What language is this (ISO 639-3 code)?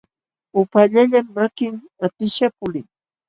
qxw